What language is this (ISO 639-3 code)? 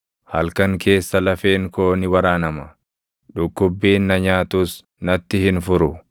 orm